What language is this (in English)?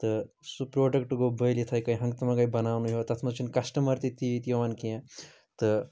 Kashmiri